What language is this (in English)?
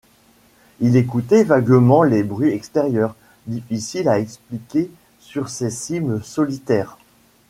French